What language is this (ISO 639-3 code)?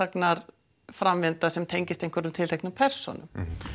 isl